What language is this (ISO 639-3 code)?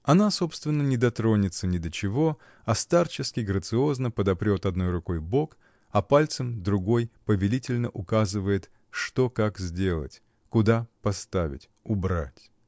rus